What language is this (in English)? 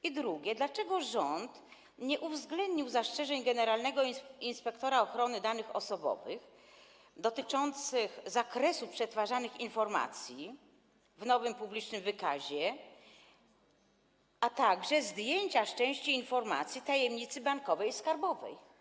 Polish